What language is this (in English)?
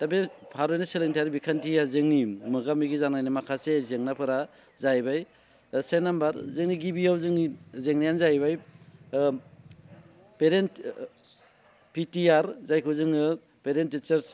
Bodo